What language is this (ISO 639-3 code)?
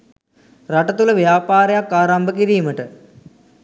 sin